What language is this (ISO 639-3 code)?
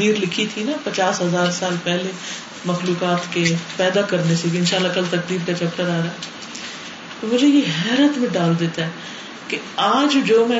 urd